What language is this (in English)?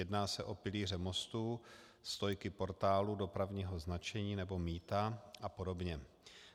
Czech